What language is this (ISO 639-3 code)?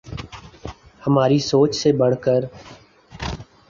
urd